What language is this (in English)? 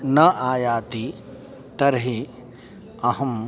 Sanskrit